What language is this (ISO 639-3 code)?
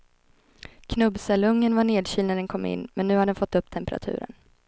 swe